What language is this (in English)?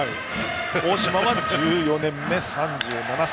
Japanese